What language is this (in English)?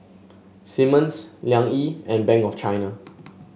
English